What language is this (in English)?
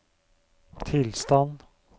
Norwegian